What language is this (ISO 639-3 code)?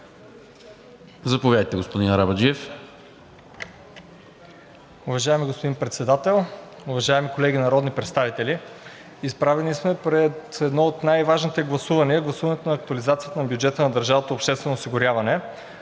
bul